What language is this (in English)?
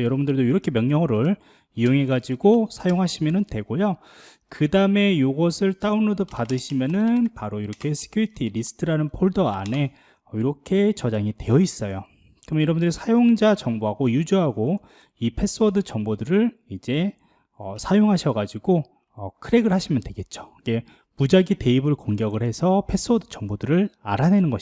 Korean